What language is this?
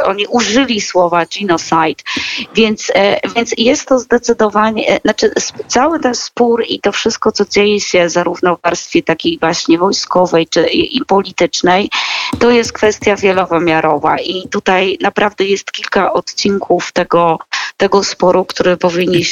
Polish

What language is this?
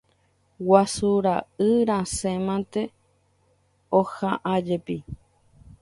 Guarani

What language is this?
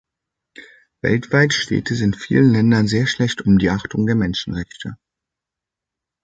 German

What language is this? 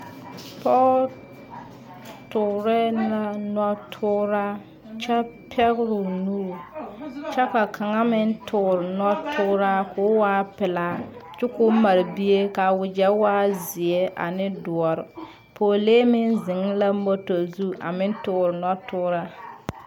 Southern Dagaare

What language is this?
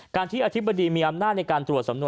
Thai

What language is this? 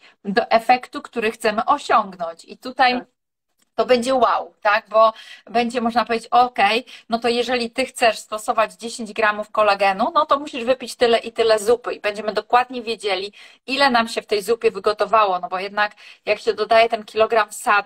Polish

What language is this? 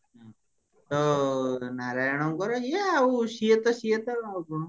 Odia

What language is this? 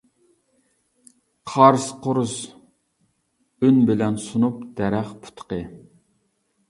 Uyghur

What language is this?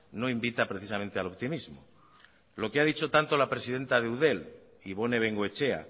Spanish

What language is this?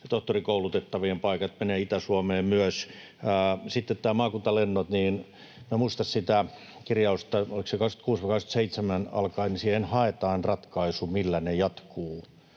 Finnish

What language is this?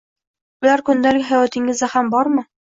Uzbek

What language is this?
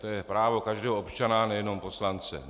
Czech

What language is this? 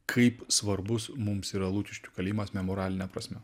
Lithuanian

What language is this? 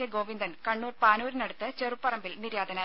Malayalam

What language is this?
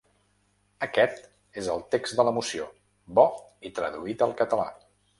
Catalan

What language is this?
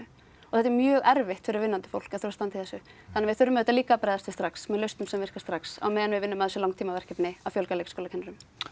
Icelandic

